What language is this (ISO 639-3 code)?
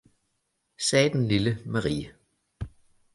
dan